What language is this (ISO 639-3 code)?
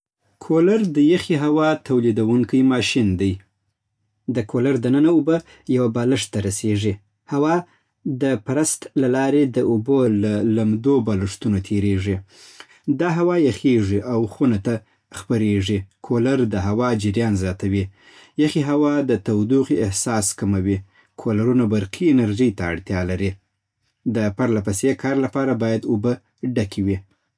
pbt